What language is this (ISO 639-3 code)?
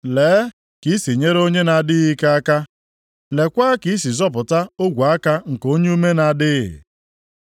ibo